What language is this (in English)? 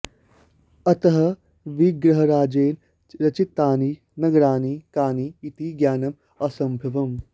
Sanskrit